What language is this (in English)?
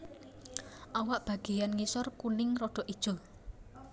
Javanese